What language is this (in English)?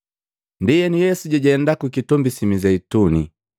Matengo